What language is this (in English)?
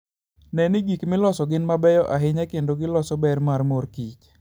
Luo (Kenya and Tanzania)